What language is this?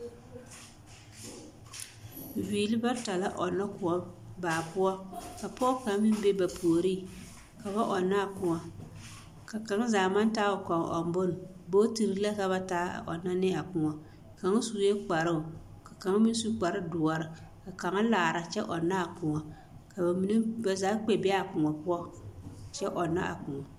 Southern Dagaare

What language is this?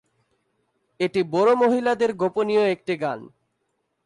Bangla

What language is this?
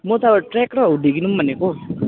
Nepali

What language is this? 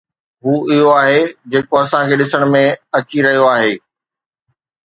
Sindhi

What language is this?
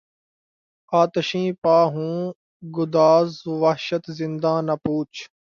Urdu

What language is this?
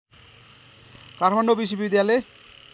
Nepali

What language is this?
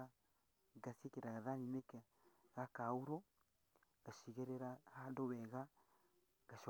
Kikuyu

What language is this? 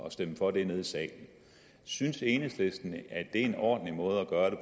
Danish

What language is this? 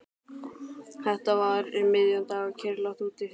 Icelandic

